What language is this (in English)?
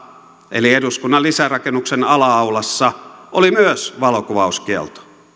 Finnish